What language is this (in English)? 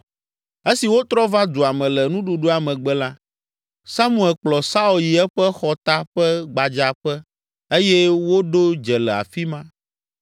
Ewe